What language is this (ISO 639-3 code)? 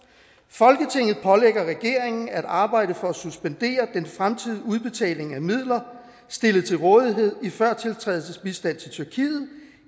dan